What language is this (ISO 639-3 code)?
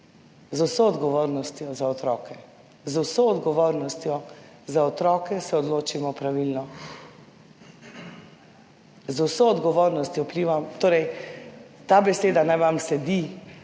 slv